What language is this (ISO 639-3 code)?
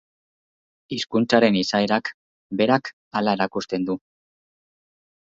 eus